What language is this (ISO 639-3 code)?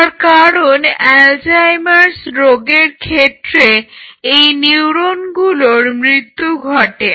ben